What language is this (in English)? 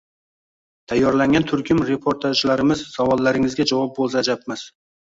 Uzbek